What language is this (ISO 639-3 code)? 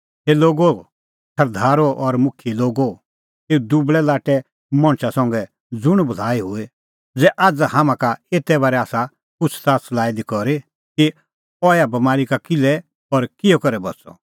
kfx